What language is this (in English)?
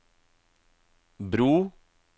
Norwegian